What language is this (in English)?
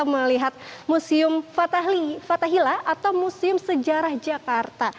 Indonesian